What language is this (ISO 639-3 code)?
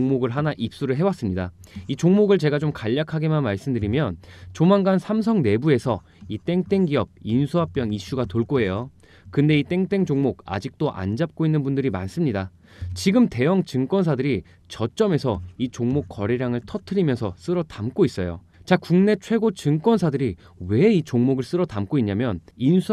kor